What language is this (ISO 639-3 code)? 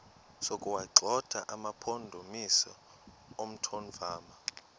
xho